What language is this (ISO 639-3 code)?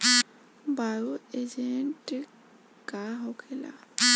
bho